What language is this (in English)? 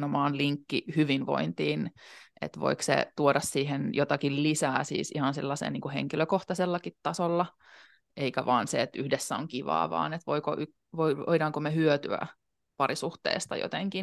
Finnish